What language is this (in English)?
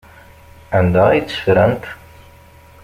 Kabyle